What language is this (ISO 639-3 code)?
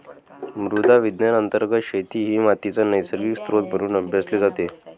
mar